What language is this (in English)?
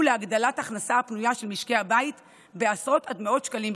Hebrew